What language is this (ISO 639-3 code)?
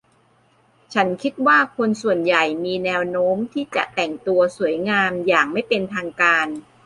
tha